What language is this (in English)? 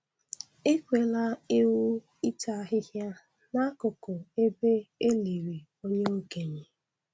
Igbo